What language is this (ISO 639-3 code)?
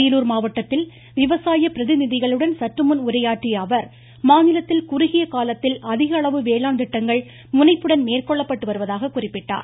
tam